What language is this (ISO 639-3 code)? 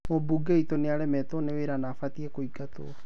kik